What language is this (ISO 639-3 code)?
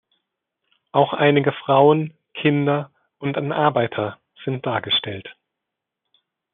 deu